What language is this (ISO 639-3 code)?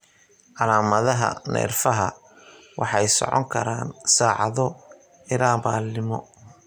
som